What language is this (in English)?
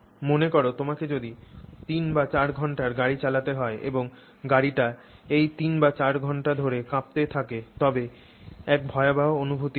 Bangla